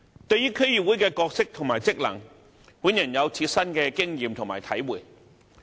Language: Cantonese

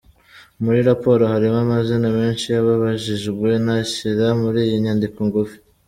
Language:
Kinyarwanda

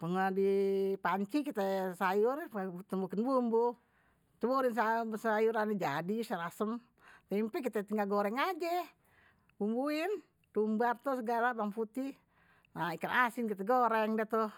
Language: Betawi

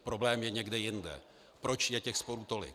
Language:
Czech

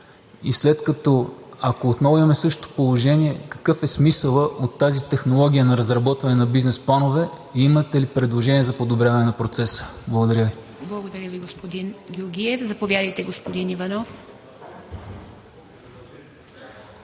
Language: Bulgarian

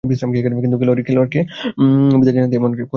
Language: Bangla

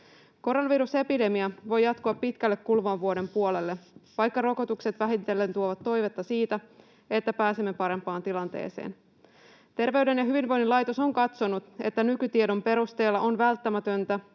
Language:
Finnish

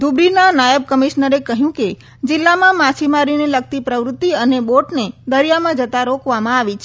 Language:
Gujarati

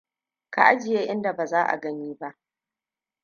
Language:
Hausa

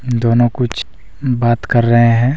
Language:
Hindi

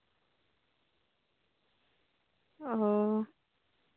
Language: Santali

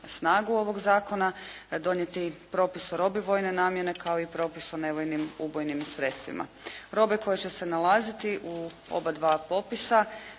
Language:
Croatian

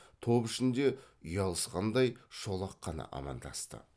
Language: Kazakh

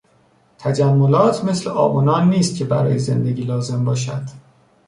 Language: Persian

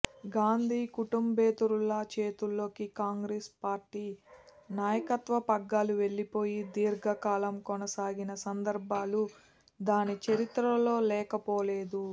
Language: Telugu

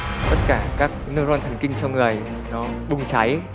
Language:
Vietnamese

